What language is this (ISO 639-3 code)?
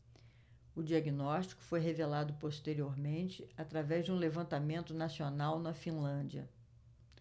por